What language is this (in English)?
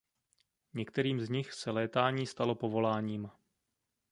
Czech